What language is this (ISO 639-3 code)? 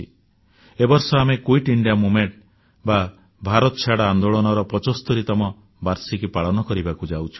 ori